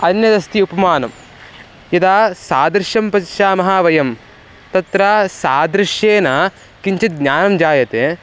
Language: Sanskrit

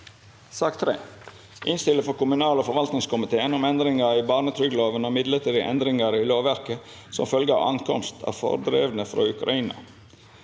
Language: Norwegian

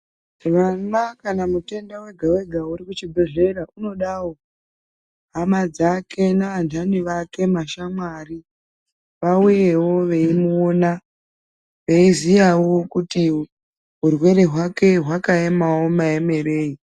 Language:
Ndau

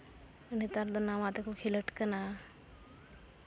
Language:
Santali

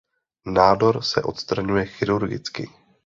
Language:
Czech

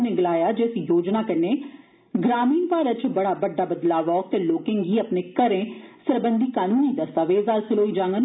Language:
Dogri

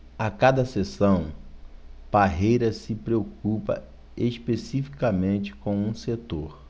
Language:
Portuguese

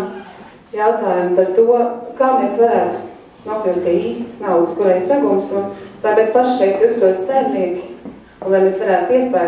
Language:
Latvian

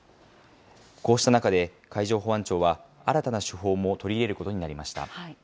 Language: Japanese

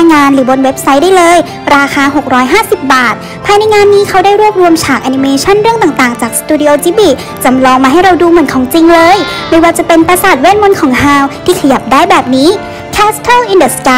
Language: Thai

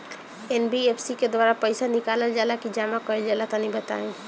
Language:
Bhojpuri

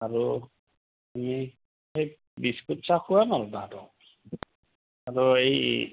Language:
Assamese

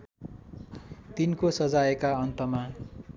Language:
Nepali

